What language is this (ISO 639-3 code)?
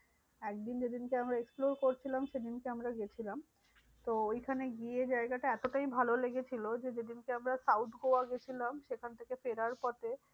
ben